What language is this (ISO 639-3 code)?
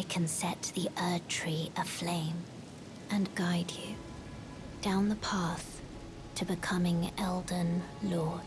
eng